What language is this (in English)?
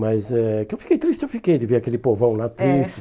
Portuguese